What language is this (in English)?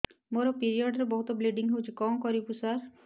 Odia